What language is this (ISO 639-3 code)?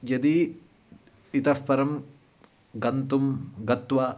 san